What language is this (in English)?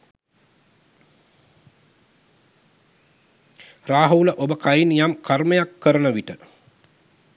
Sinhala